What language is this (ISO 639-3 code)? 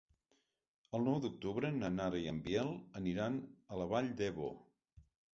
cat